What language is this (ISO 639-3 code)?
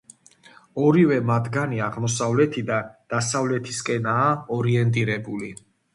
kat